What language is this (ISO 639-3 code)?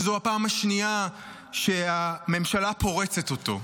heb